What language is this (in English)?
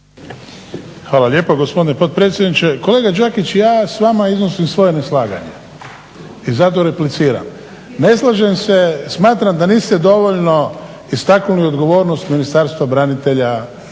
Croatian